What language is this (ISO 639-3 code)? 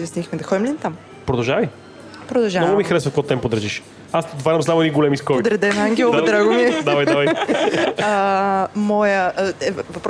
bul